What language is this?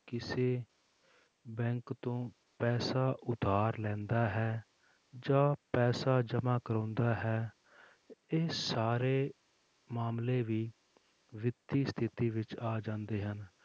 Punjabi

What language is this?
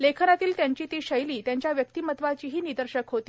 Marathi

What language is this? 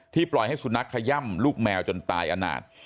Thai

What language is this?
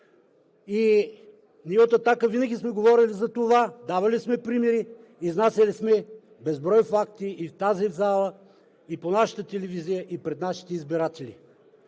Bulgarian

